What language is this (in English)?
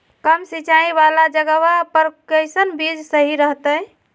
Magahi